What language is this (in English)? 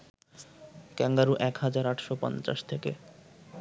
Bangla